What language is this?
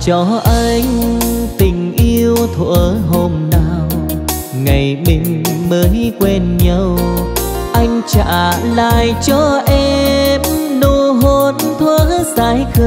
Vietnamese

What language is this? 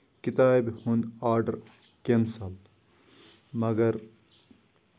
Kashmiri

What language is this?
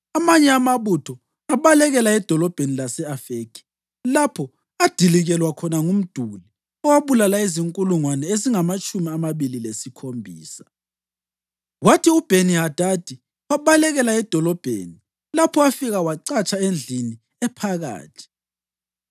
North Ndebele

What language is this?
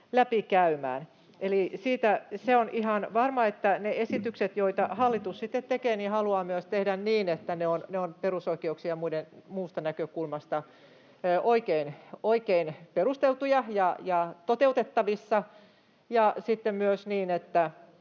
Finnish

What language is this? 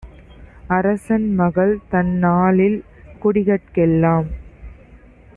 Tamil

